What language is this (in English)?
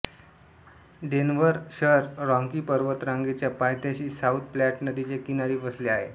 Marathi